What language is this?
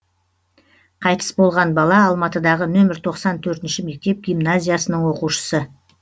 Kazakh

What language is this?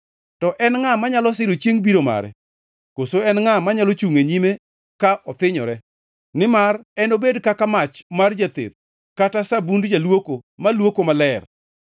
Luo (Kenya and Tanzania)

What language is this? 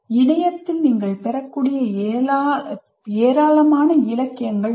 Tamil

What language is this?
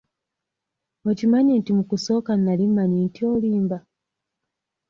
Ganda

